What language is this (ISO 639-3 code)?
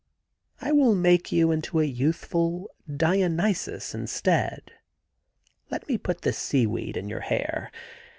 eng